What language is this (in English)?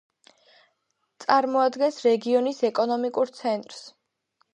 Georgian